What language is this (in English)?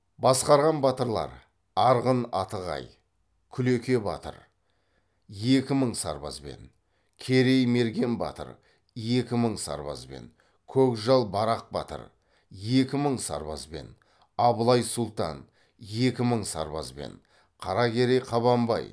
Kazakh